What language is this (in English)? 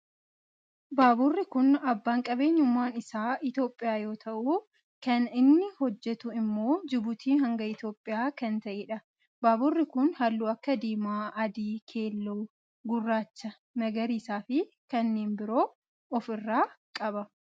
Oromo